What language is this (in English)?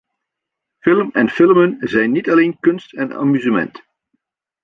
Dutch